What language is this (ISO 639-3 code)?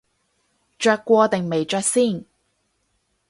yue